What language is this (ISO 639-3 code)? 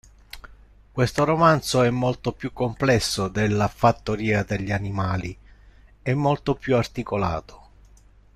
ita